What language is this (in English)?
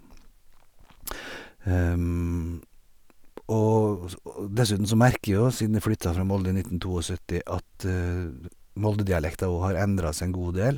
Norwegian